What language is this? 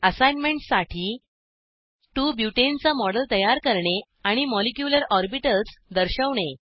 Marathi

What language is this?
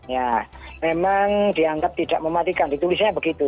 Indonesian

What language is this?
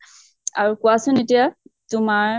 Assamese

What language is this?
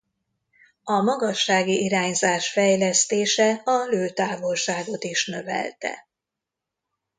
Hungarian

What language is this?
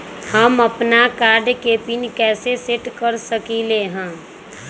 Magahi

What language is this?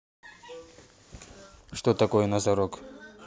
Russian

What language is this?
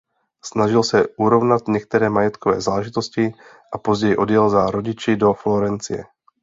Czech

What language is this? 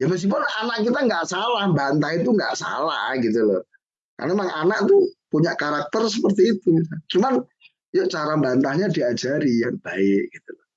Indonesian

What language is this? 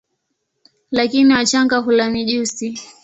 Swahili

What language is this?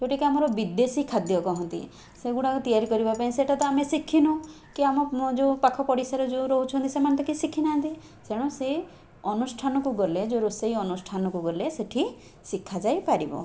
Odia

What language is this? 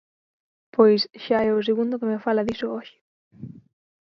Galician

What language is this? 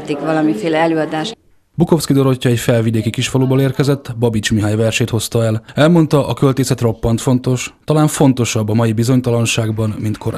Hungarian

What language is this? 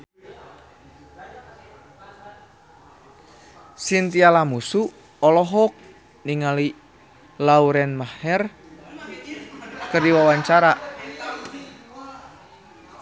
Sundanese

